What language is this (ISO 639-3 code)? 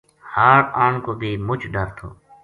gju